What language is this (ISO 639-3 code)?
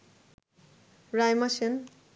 ben